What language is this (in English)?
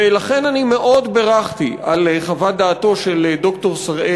Hebrew